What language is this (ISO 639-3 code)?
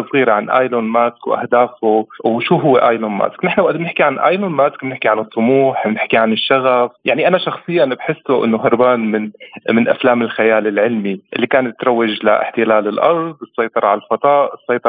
ara